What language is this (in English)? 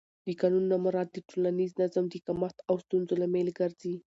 Pashto